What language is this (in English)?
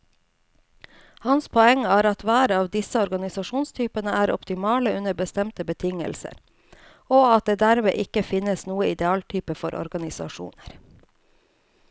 Norwegian